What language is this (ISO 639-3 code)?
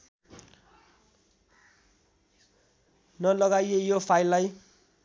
nep